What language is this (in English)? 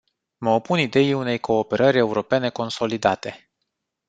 Romanian